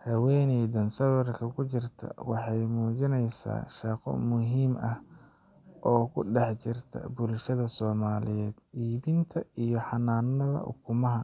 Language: Somali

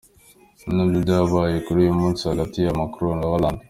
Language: Kinyarwanda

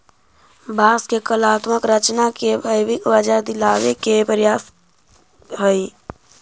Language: Magahi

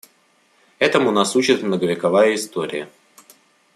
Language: Russian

